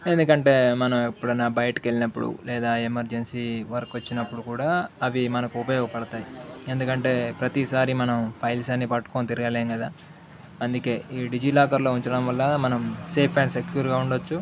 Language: Telugu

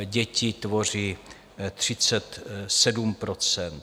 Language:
Czech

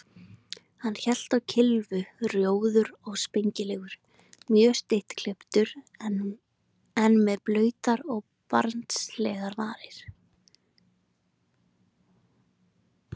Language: Icelandic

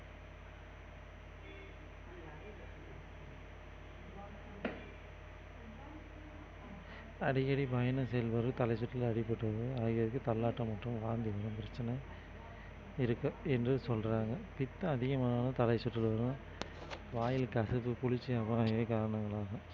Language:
Tamil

